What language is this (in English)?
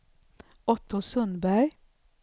Swedish